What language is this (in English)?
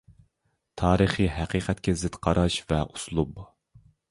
Uyghur